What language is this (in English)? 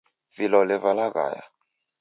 Taita